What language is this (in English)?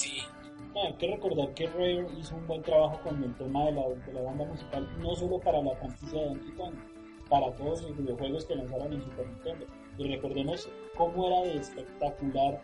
Spanish